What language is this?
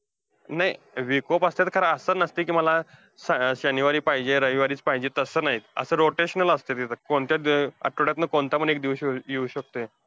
Marathi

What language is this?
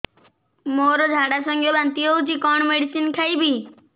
Odia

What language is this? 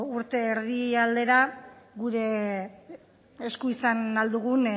Basque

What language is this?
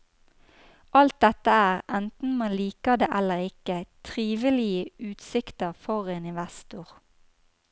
Norwegian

